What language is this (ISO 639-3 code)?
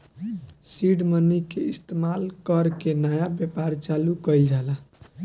bho